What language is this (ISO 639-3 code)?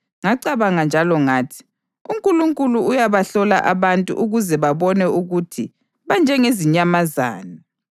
nde